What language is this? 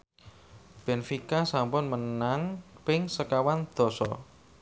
Javanese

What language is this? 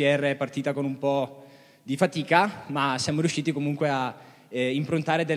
Italian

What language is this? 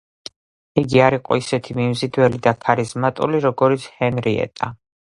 Georgian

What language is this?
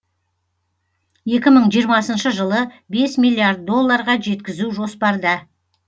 Kazakh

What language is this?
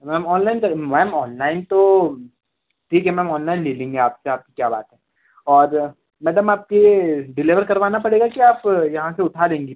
Hindi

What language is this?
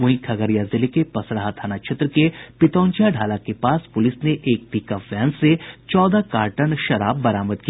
Hindi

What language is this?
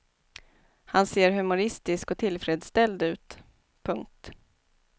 Swedish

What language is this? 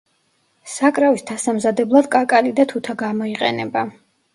Georgian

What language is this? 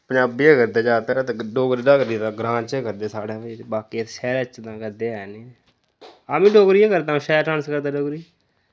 Dogri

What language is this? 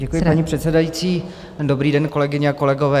Czech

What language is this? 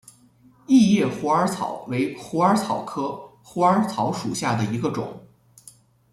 Chinese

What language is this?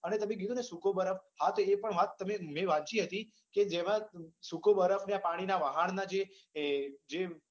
Gujarati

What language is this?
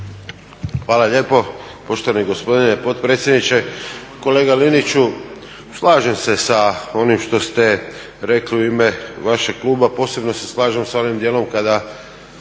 Croatian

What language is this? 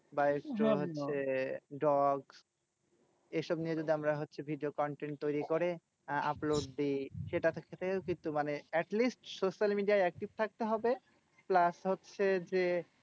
Bangla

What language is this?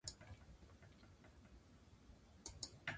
Japanese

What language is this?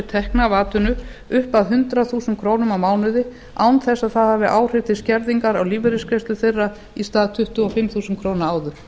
Icelandic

